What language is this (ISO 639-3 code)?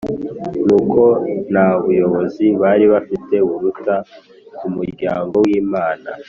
kin